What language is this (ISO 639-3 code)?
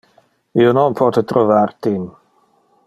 ina